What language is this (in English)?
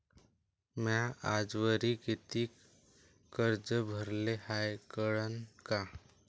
Marathi